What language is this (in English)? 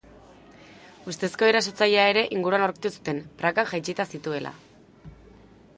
Basque